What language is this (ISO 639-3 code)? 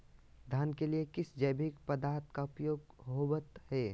mag